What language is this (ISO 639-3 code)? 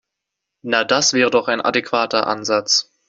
deu